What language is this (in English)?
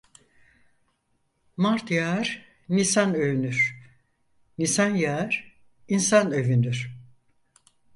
Turkish